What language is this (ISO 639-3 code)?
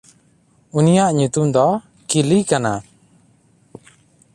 sat